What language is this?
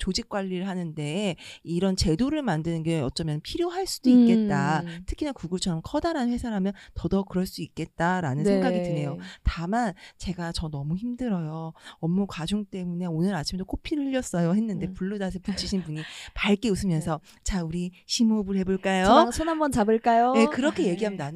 Korean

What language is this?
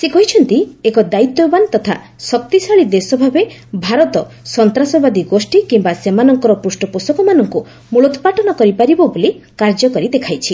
Odia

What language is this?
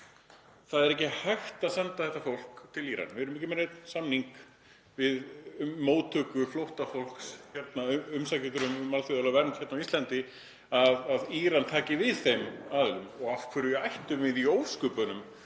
Icelandic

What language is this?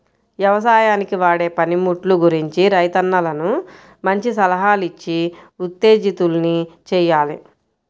Telugu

